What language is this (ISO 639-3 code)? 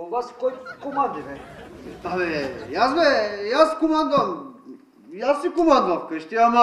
bul